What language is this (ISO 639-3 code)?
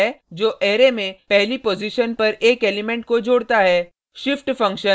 hin